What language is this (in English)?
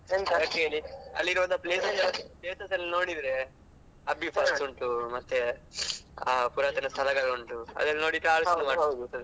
Kannada